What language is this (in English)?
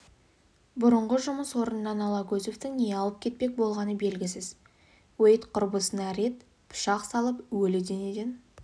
Kazakh